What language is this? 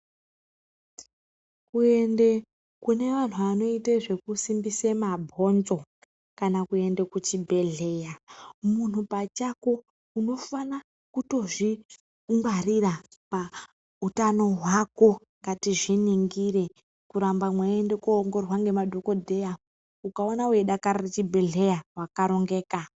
Ndau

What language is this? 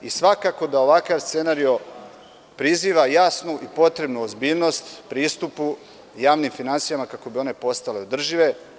Serbian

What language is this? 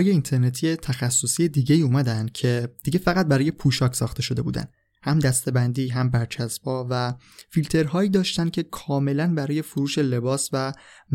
Persian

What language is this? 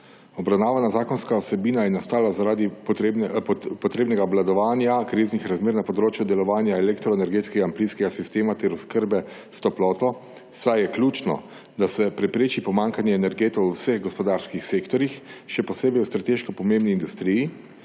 Slovenian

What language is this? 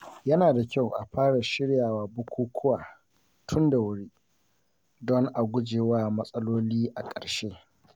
Hausa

